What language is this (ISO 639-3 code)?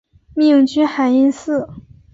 zho